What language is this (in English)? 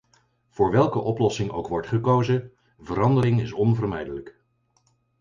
Dutch